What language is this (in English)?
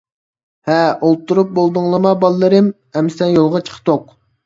Uyghur